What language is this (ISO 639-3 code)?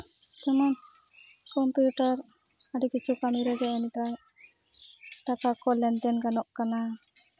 sat